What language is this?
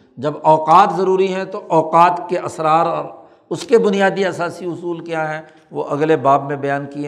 Urdu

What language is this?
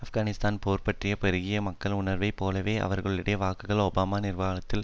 Tamil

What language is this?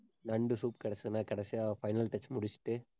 Tamil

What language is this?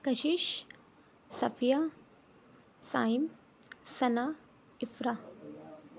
Urdu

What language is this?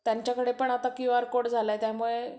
Marathi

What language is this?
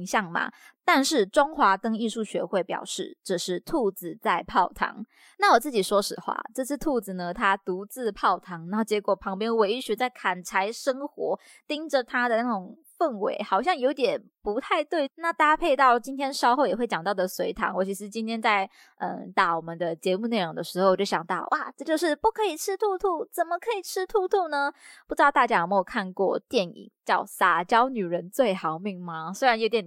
Chinese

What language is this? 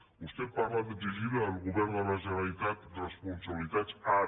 Catalan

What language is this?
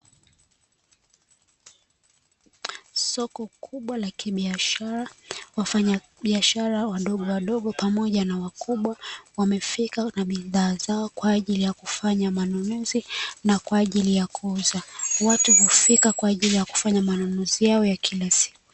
Swahili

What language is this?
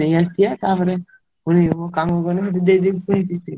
Odia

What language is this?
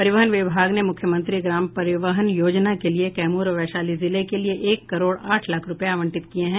Hindi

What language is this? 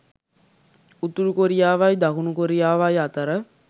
Sinhala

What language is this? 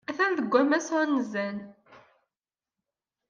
Kabyle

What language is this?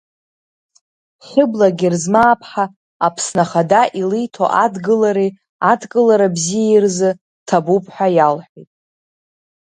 Abkhazian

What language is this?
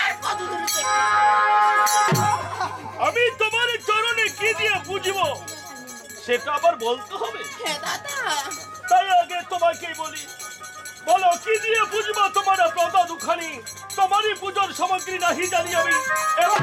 Korean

